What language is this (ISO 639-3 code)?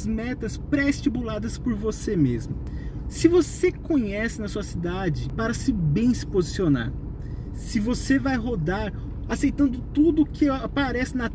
por